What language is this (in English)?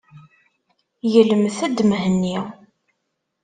Kabyle